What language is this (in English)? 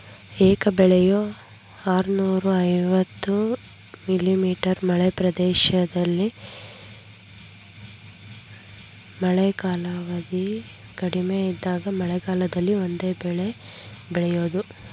Kannada